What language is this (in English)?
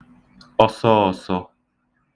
Igbo